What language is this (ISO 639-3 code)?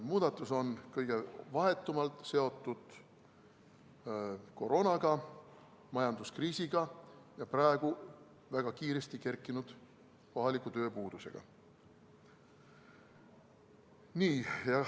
est